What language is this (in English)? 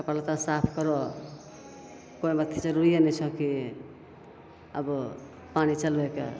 Maithili